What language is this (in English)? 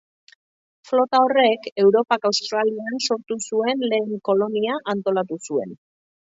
Basque